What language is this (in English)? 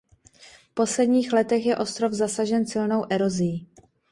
Czech